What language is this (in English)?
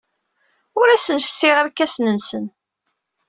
Kabyle